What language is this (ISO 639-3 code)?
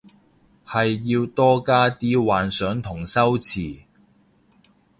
yue